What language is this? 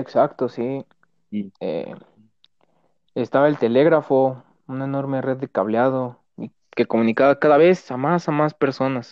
Spanish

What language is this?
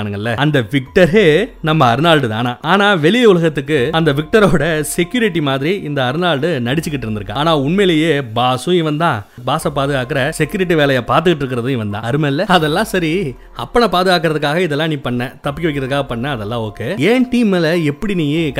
Tamil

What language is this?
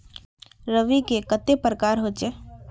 Magahi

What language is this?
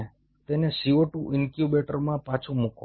Gujarati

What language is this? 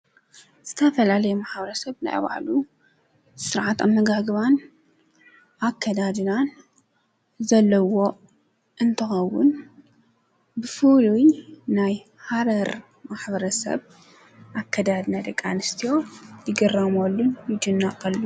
Tigrinya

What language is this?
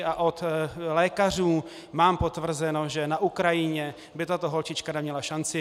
Czech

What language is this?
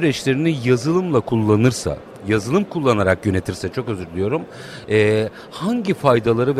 Turkish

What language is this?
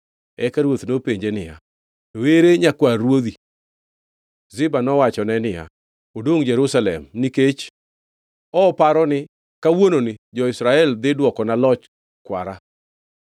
Luo (Kenya and Tanzania)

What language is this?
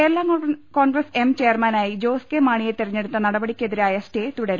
Malayalam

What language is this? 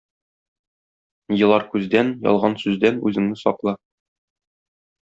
Tatar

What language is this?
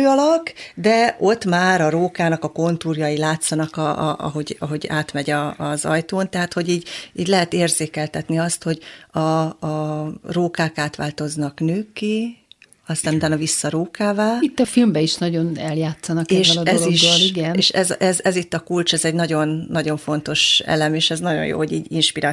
Hungarian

